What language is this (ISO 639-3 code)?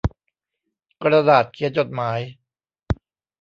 tha